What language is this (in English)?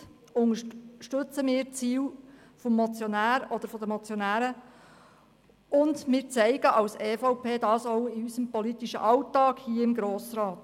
Swiss German